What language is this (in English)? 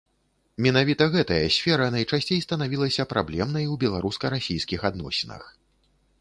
Belarusian